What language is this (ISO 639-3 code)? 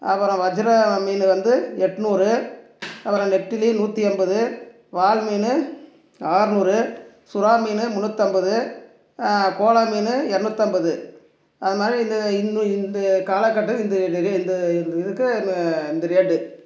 tam